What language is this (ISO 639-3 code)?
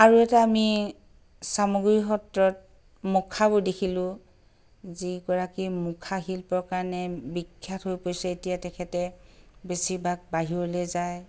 asm